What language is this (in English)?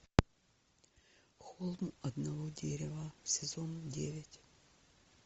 Russian